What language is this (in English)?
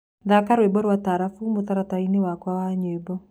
Kikuyu